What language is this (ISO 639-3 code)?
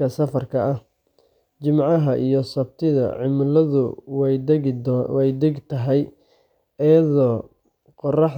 som